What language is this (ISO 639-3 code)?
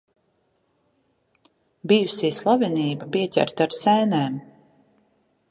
lav